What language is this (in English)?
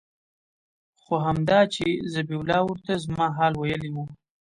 Pashto